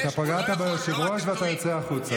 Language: Hebrew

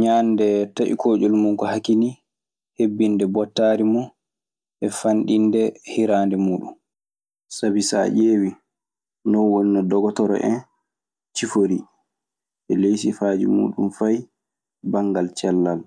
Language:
Maasina Fulfulde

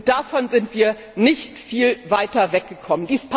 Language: German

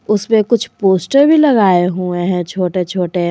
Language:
Hindi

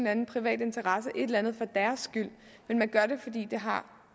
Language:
Danish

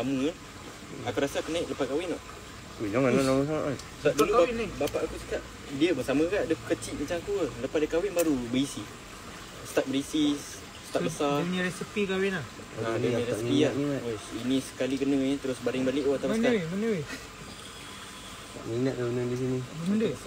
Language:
Malay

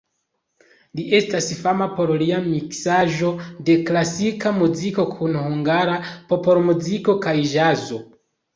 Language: Esperanto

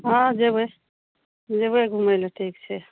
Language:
Maithili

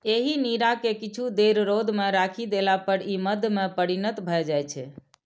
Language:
Maithili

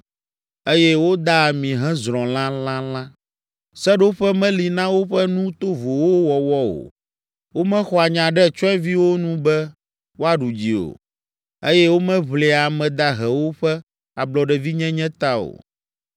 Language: Ewe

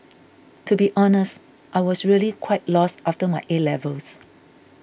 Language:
English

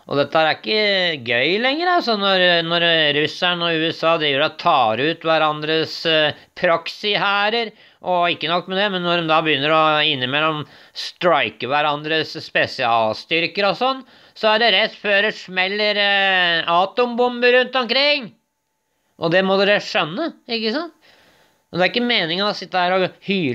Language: Norwegian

